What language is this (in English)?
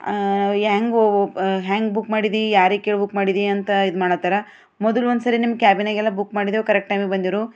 Kannada